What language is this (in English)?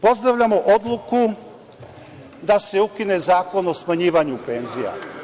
Serbian